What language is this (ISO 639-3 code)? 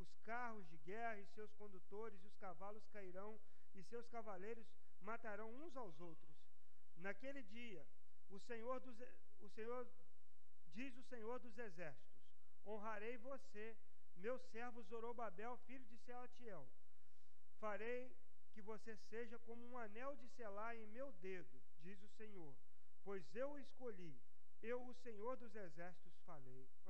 por